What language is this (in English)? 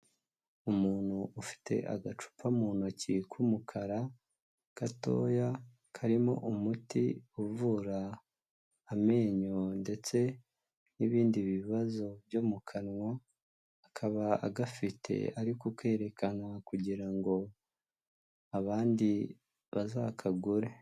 Kinyarwanda